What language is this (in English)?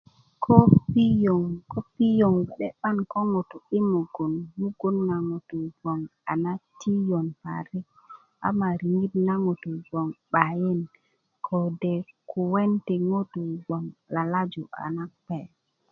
Kuku